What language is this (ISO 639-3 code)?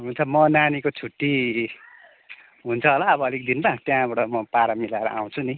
nep